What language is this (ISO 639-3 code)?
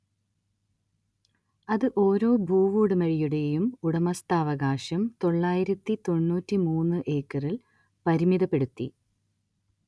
mal